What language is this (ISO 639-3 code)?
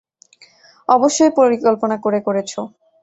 ben